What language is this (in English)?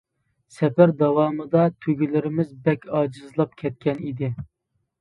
Uyghur